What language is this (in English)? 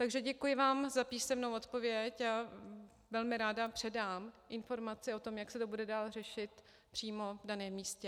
Czech